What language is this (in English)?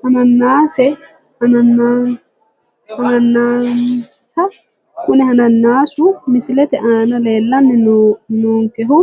Sidamo